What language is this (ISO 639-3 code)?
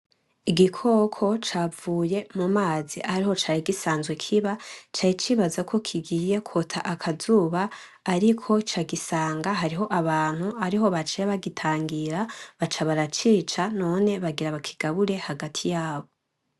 run